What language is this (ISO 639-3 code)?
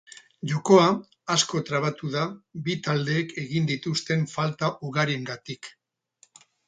eus